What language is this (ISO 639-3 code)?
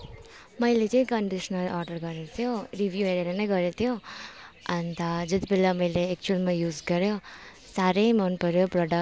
nep